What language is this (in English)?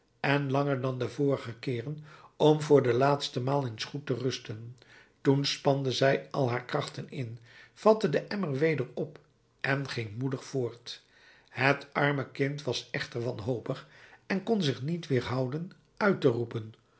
Dutch